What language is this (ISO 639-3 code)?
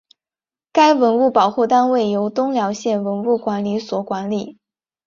zho